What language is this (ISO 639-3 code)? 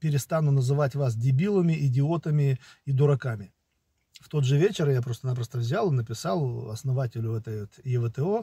rus